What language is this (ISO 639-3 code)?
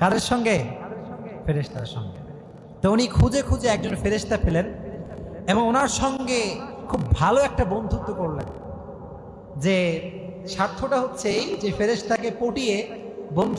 ben